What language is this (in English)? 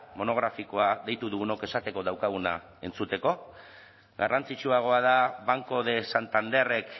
Basque